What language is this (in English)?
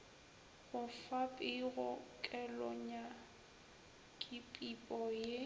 Northern Sotho